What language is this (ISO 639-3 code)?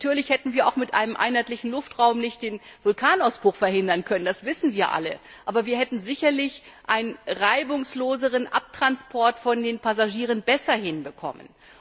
deu